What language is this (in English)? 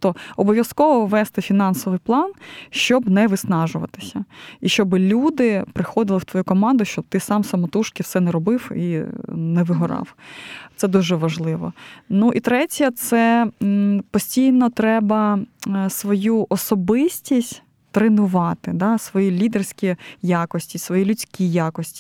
Ukrainian